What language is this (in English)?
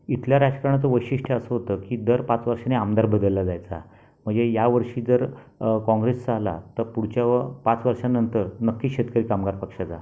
Marathi